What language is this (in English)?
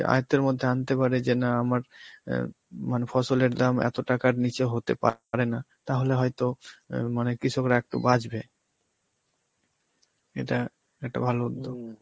Bangla